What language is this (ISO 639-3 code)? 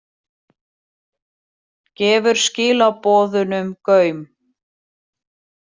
isl